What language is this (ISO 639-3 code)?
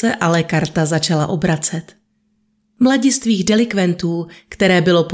ces